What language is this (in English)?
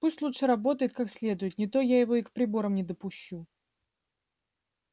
Russian